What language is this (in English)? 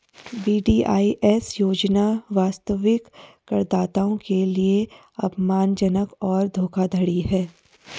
Hindi